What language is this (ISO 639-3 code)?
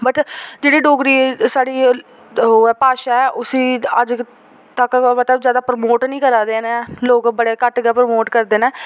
doi